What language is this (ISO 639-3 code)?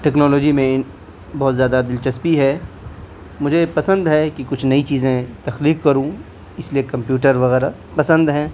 urd